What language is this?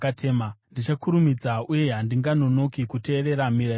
Shona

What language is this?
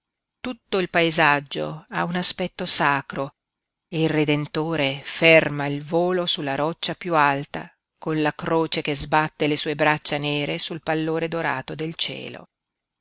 Italian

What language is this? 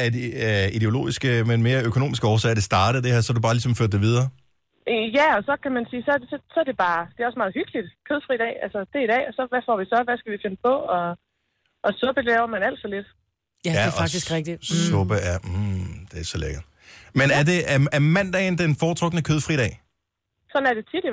Danish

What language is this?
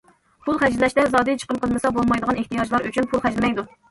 Uyghur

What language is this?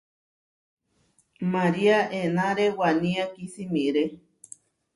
Huarijio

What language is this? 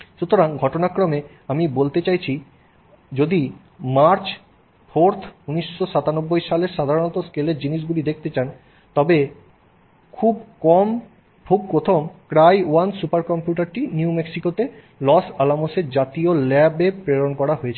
Bangla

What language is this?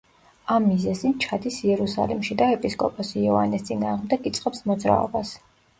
Georgian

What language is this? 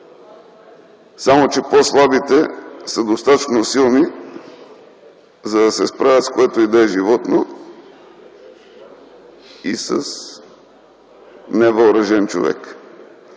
Bulgarian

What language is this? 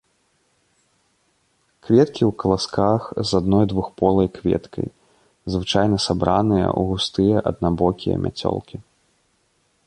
Belarusian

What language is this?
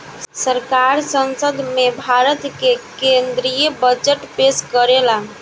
Bhojpuri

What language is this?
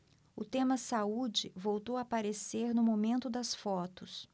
Portuguese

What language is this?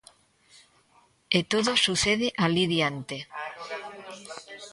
Galician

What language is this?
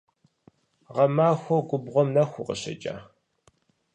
Kabardian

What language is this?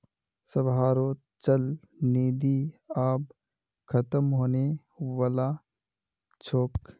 Magahi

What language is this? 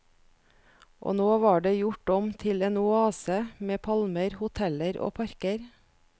Norwegian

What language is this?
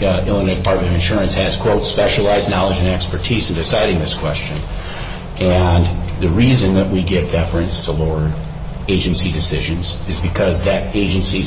English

